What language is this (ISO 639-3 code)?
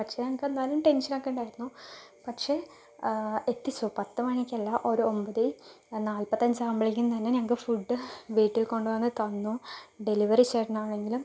mal